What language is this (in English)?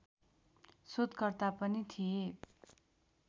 Nepali